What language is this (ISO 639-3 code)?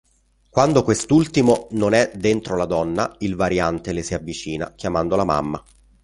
ita